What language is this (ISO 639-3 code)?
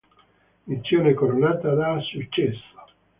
ita